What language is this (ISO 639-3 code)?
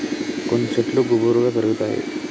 tel